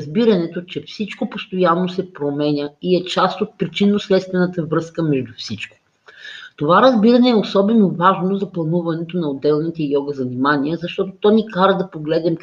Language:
Bulgarian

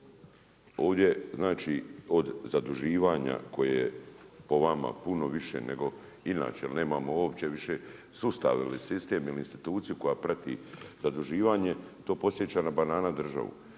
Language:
Croatian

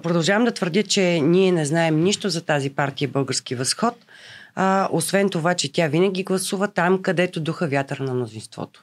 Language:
Bulgarian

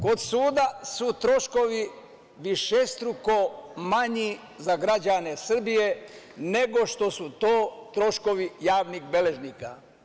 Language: Serbian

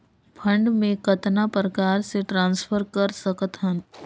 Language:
Chhattisgarhi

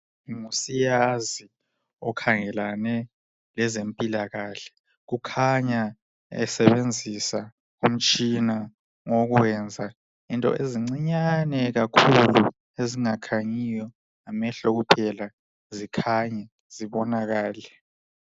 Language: North Ndebele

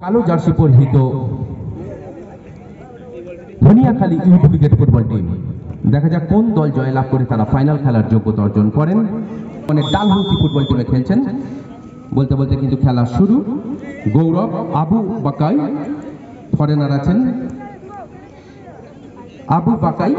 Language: Bangla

